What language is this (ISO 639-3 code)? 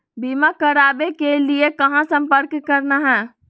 mag